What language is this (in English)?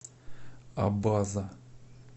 Russian